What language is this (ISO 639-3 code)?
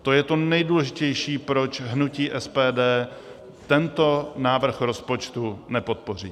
ces